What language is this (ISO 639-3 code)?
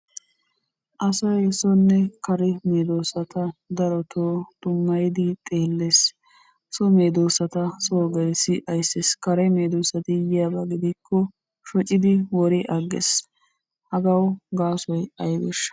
wal